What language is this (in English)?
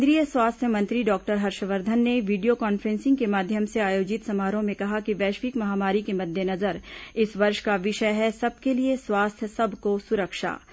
Hindi